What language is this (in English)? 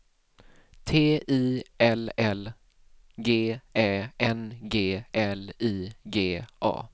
Swedish